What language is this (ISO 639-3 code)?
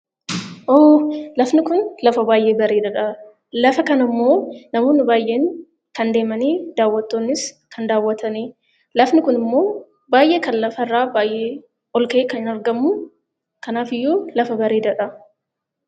orm